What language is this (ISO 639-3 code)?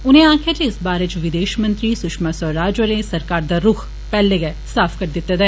doi